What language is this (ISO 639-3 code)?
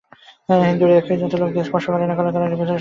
ben